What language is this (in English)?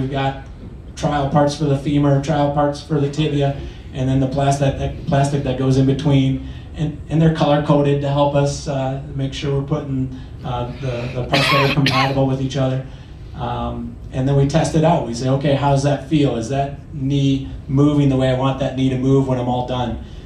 English